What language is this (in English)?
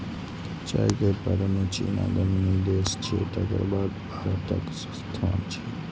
Maithili